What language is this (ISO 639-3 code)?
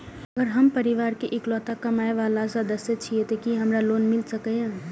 mai